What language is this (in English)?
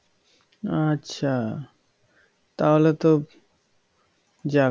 Bangla